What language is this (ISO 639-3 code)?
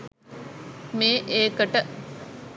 sin